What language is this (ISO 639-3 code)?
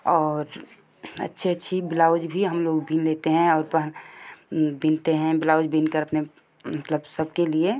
hin